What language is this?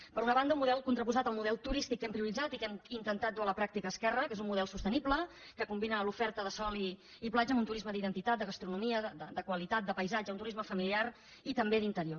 Catalan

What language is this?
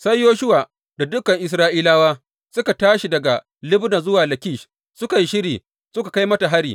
Hausa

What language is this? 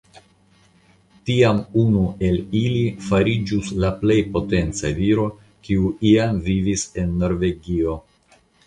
Esperanto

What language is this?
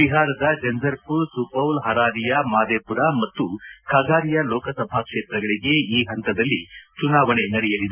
Kannada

